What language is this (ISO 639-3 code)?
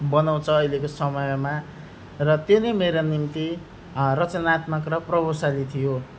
nep